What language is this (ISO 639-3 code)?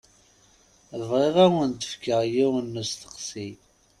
kab